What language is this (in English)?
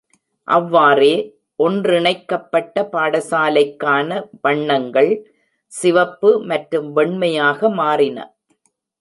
Tamil